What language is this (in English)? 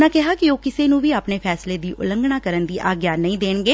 Punjabi